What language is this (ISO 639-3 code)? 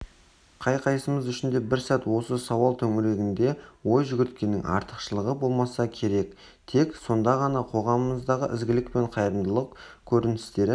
kaz